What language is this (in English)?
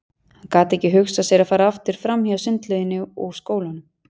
Icelandic